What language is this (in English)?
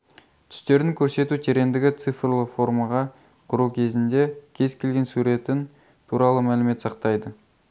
Kazakh